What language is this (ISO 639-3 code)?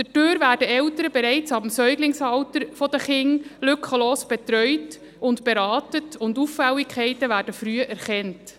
gsw